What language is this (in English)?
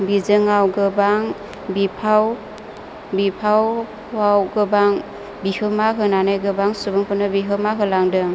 Bodo